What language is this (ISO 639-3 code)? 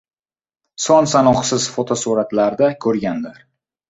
uzb